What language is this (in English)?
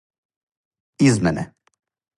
Serbian